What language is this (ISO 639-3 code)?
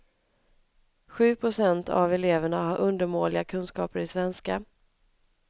swe